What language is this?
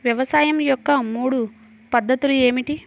Telugu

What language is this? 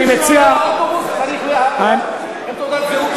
Hebrew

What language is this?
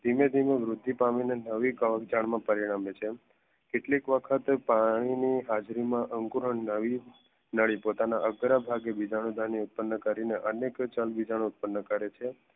Gujarati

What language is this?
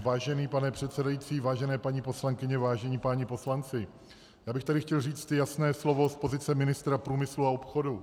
Czech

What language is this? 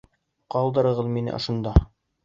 Bashkir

